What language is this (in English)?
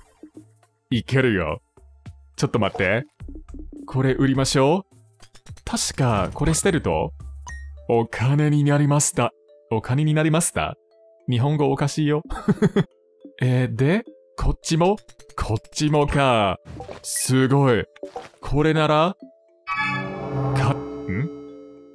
Japanese